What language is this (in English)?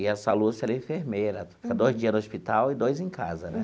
Portuguese